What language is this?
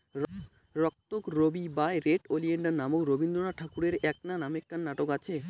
Bangla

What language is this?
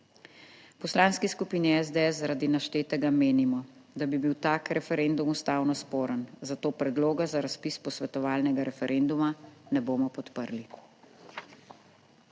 Slovenian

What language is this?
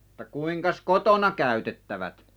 Finnish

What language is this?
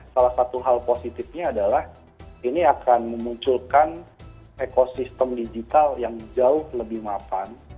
Indonesian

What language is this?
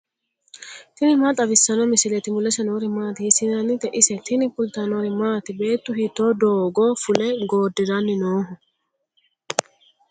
Sidamo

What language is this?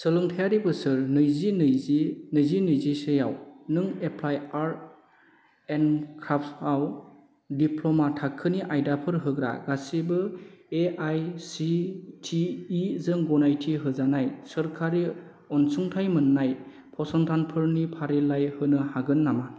Bodo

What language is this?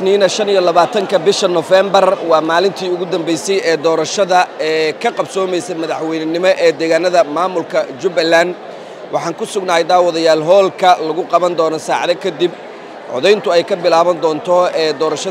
Arabic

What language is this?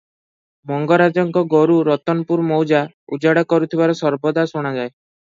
Odia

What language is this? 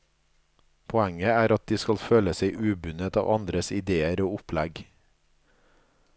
Norwegian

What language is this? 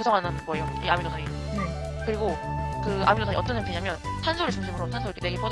Korean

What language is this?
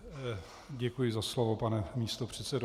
Czech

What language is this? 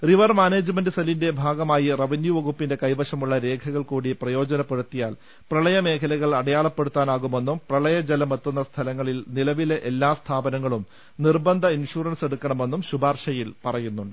Malayalam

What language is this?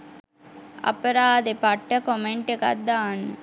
Sinhala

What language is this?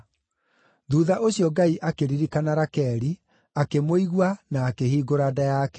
Kikuyu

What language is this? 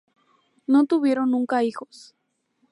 Spanish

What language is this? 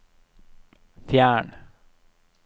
Norwegian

